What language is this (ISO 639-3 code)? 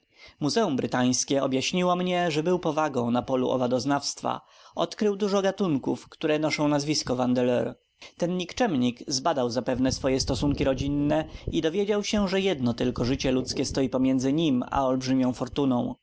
pol